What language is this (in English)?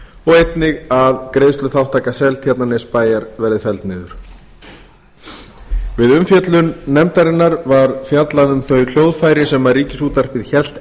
Icelandic